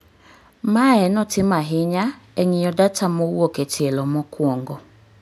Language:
Luo (Kenya and Tanzania)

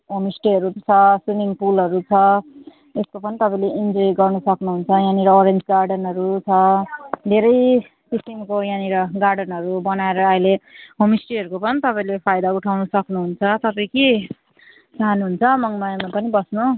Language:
Nepali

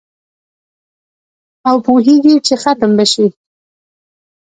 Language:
Pashto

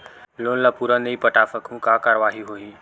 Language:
Chhattisgarhi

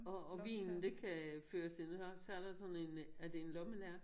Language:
Danish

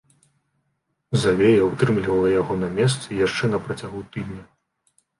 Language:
Belarusian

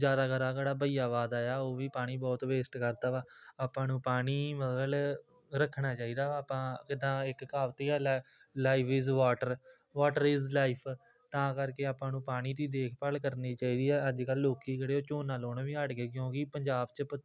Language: Punjabi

